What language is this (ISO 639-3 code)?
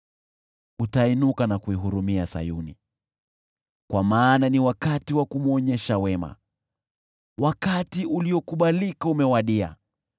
swa